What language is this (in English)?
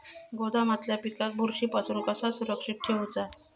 Marathi